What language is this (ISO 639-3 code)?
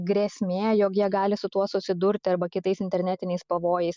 lit